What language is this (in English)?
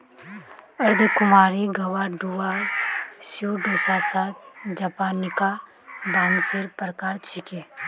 Magahi